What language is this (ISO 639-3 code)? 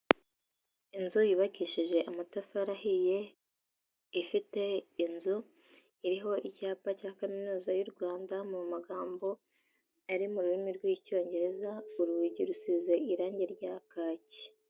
kin